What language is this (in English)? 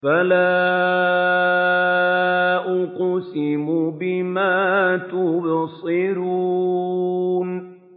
Arabic